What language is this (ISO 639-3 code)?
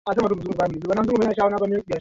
swa